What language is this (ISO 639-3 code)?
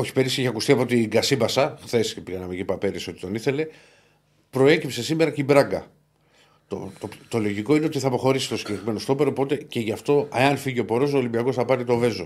ell